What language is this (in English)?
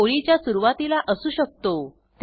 Marathi